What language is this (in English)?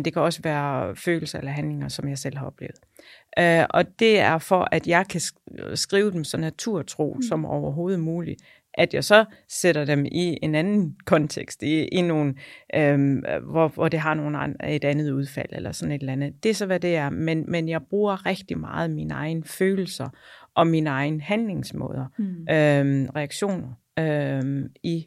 Danish